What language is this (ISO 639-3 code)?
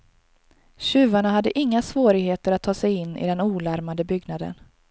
swe